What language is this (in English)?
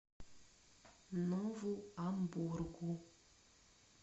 Russian